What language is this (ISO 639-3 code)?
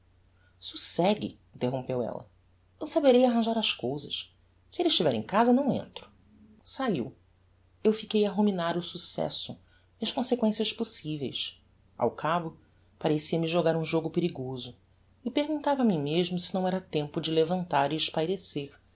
por